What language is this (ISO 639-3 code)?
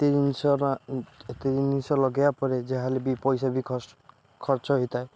ori